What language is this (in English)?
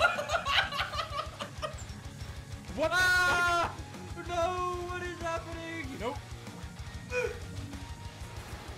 English